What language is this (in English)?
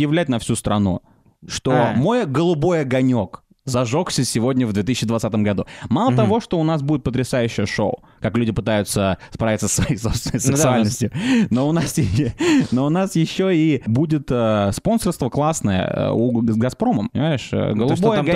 Russian